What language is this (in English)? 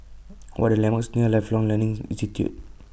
English